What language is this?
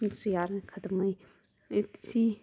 Dogri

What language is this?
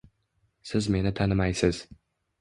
Uzbek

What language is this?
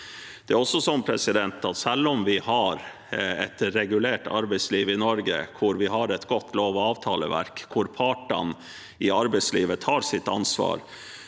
Norwegian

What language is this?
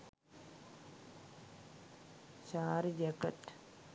Sinhala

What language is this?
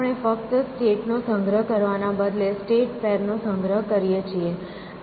Gujarati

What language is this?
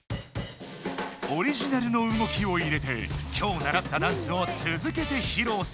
Japanese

